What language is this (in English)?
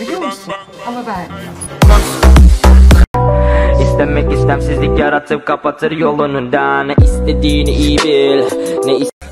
Turkish